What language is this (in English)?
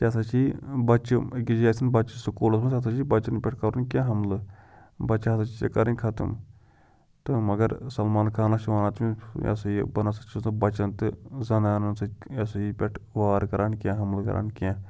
Kashmiri